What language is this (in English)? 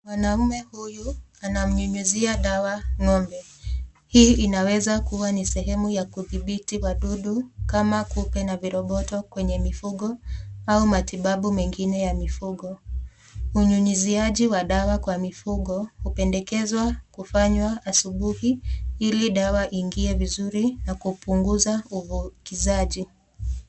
Swahili